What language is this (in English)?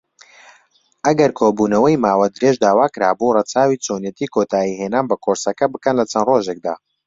Central Kurdish